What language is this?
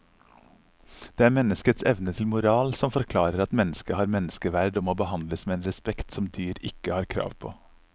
Norwegian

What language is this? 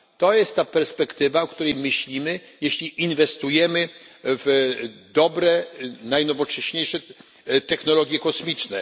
Polish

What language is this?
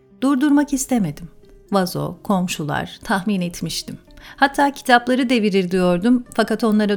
Turkish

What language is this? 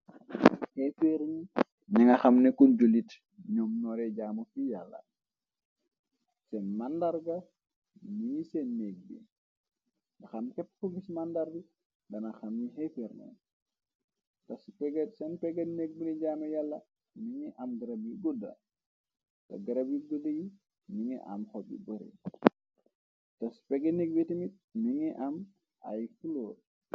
Wolof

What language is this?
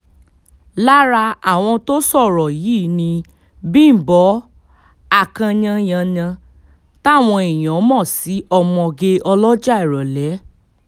Yoruba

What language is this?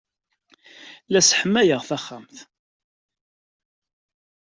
Kabyle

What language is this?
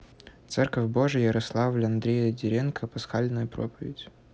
Russian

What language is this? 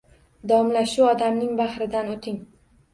Uzbek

